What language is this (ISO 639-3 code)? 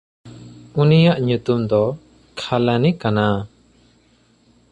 sat